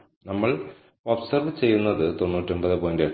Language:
Malayalam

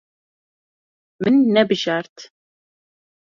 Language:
Kurdish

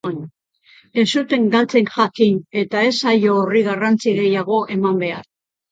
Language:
Basque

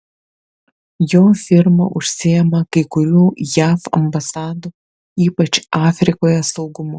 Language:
Lithuanian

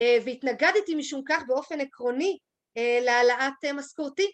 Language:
Hebrew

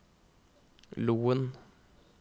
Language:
Norwegian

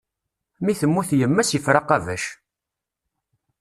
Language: Kabyle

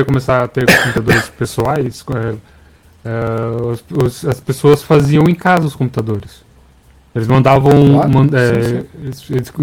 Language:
Portuguese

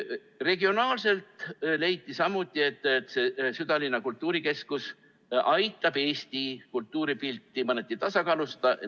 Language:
Estonian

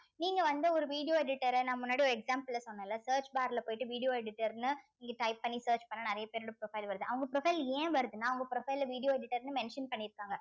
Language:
Tamil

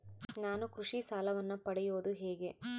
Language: Kannada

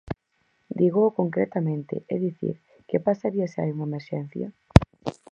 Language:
Galician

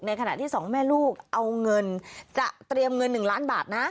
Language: Thai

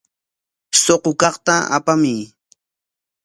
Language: Corongo Ancash Quechua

